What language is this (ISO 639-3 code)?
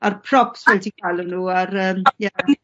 cym